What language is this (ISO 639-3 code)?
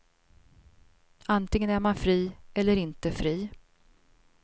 swe